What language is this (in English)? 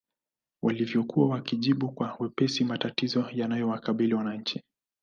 Swahili